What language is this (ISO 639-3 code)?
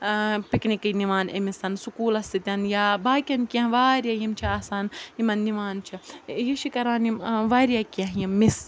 kas